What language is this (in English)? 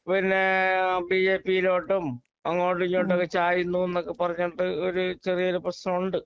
Malayalam